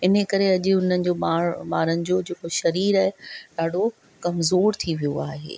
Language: Sindhi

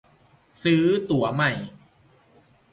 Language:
Thai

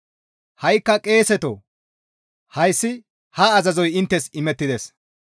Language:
Gamo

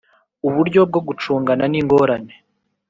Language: Kinyarwanda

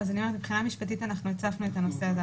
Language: Hebrew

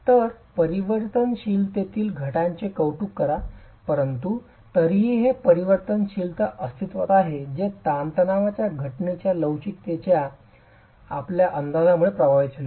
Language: Marathi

